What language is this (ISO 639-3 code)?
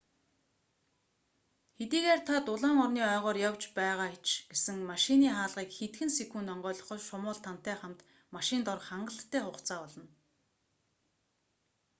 mon